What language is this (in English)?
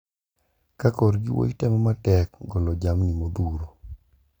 Luo (Kenya and Tanzania)